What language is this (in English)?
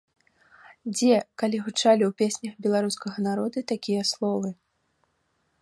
Belarusian